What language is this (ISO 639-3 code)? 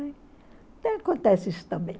por